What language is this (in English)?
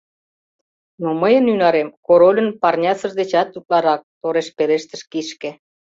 Mari